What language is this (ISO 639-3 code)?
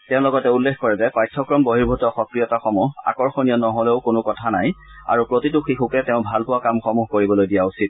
asm